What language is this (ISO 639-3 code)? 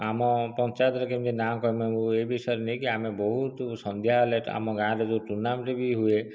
ori